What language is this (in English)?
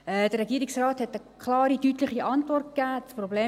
Swiss German